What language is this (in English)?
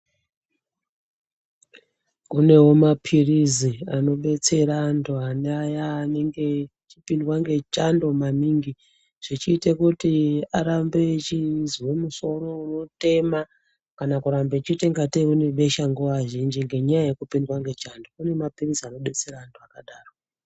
Ndau